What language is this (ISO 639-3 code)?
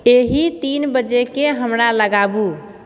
mai